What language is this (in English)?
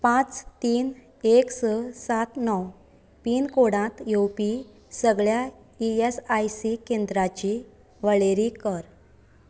Konkani